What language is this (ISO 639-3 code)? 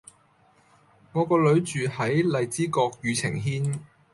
yue